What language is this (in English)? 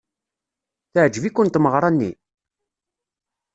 Kabyle